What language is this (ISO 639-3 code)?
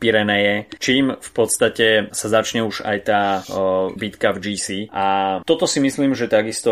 slk